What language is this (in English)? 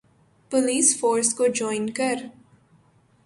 Urdu